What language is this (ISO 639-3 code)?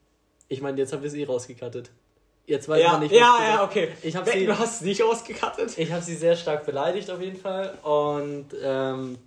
deu